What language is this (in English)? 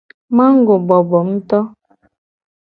Gen